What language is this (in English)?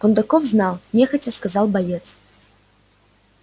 Russian